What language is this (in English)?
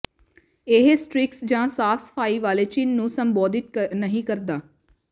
Punjabi